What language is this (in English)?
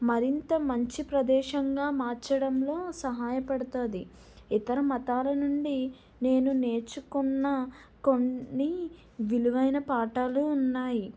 Telugu